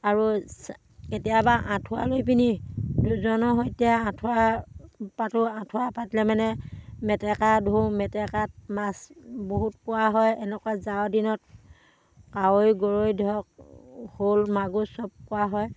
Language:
Assamese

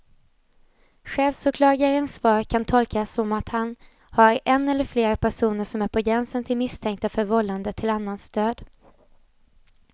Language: Swedish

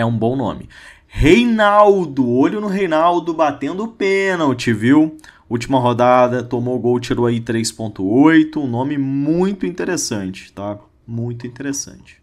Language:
Portuguese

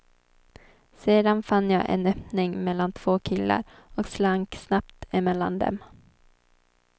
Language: Swedish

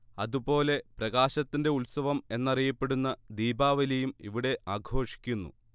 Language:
Malayalam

